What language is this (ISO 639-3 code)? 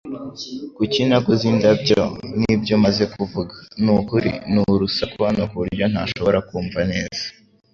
kin